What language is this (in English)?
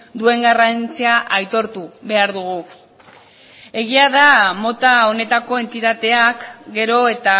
Basque